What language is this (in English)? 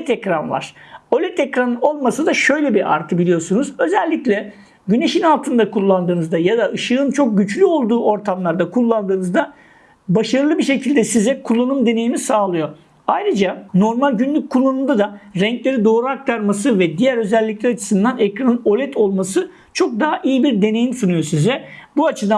Turkish